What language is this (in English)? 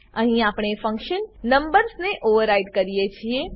Gujarati